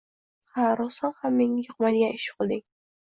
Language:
Uzbek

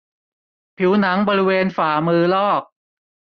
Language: Thai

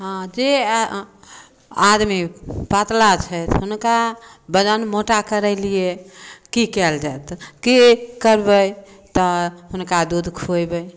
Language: Maithili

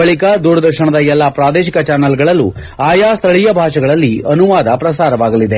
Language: Kannada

